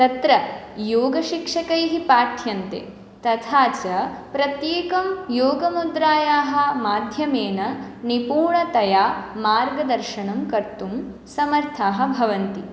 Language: Sanskrit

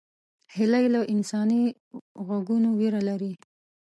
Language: Pashto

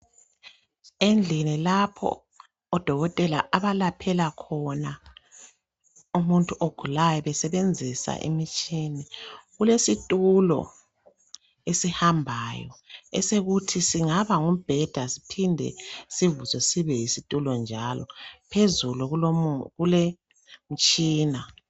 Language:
North Ndebele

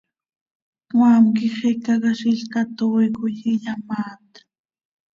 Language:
Seri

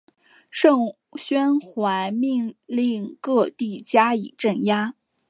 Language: Chinese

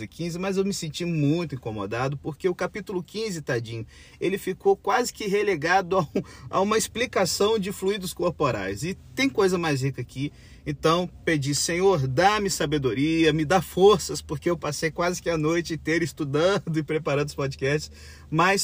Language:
Portuguese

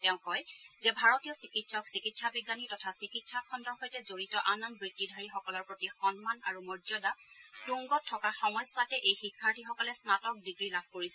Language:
Assamese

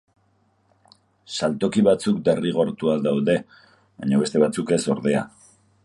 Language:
Basque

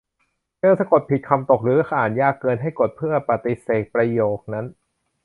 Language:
Thai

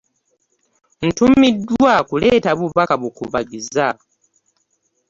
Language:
Ganda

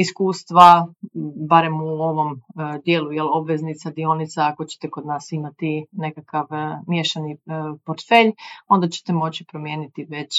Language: Croatian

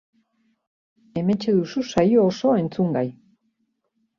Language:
Basque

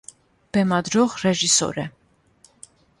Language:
Armenian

